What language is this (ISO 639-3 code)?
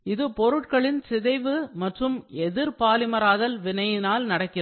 tam